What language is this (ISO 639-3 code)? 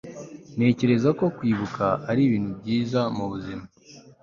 kin